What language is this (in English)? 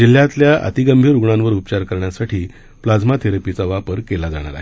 Marathi